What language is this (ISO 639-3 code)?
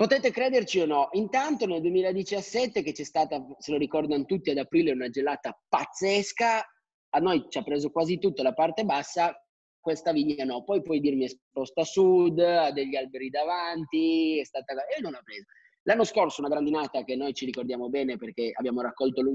ita